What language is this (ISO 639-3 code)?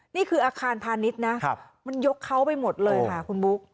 tha